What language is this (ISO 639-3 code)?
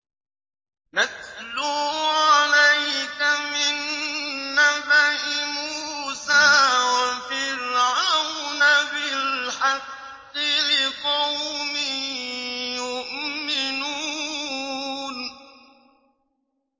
ara